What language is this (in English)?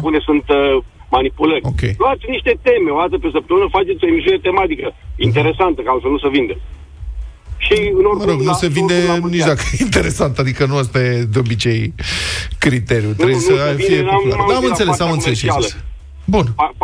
Romanian